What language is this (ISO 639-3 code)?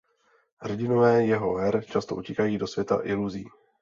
ces